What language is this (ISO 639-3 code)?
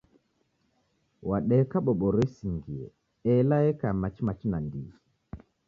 dav